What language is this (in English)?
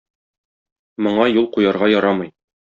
Tatar